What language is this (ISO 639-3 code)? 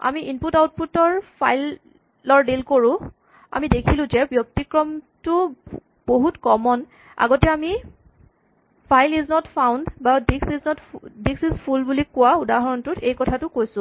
asm